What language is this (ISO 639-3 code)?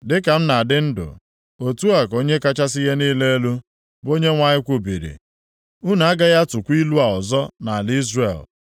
ibo